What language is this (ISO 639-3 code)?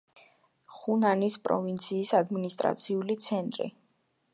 kat